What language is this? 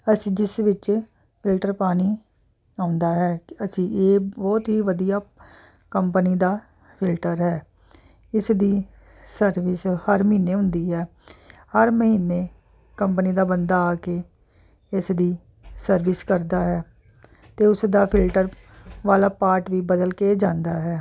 Punjabi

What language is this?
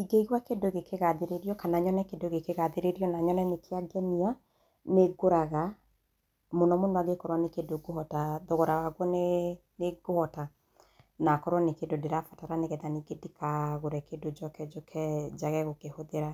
Kikuyu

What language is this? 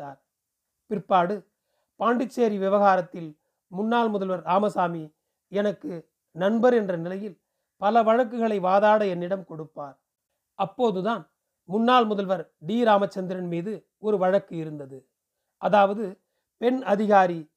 Tamil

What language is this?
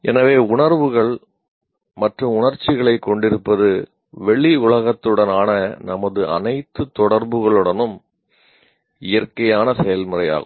Tamil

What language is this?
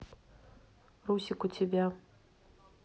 Russian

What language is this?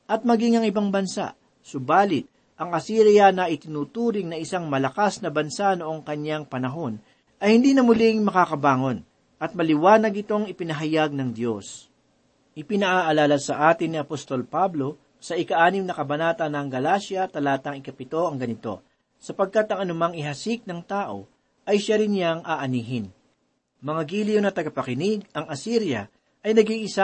Filipino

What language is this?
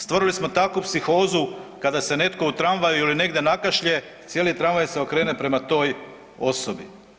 Croatian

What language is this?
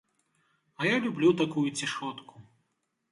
Belarusian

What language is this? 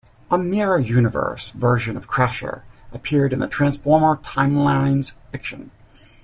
English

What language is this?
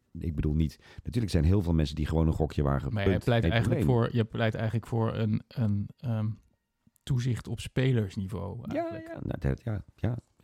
Dutch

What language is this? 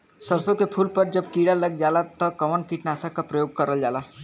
Bhojpuri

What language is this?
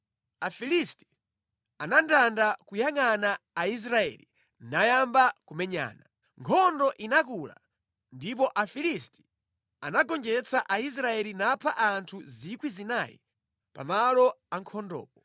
Nyanja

